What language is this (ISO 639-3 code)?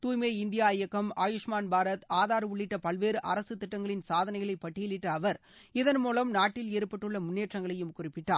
tam